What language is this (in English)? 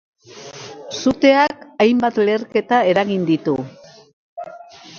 Basque